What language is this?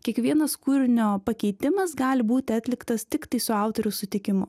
Lithuanian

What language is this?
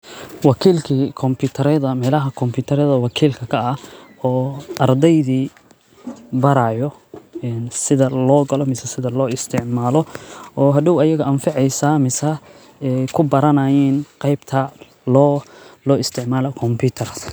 Somali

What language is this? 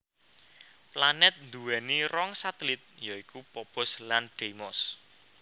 Javanese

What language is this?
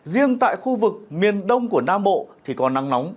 Vietnamese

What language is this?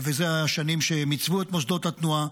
Hebrew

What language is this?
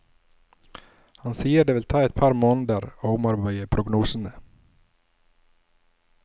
Norwegian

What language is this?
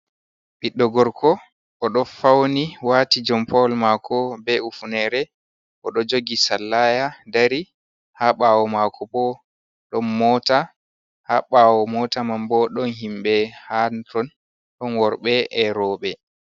Fula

